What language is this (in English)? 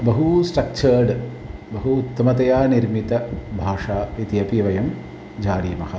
Sanskrit